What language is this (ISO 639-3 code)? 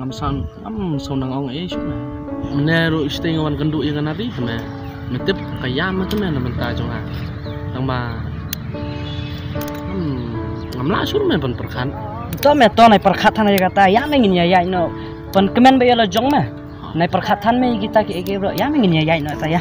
ind